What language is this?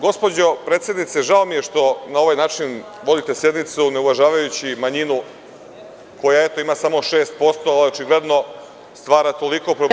Serbian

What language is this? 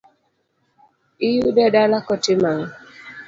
Luo (Kenya and Tanzania)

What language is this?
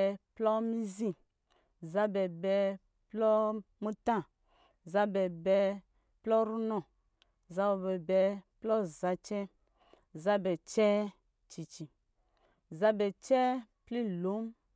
Lijili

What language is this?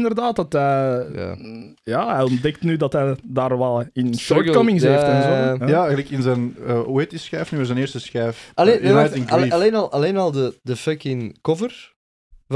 Dutch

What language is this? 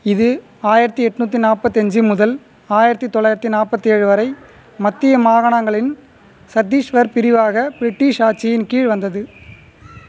Tamil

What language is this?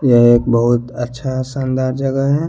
Hindi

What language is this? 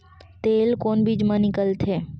Chhattisgarhi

